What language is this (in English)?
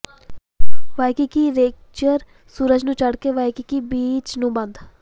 Punjabi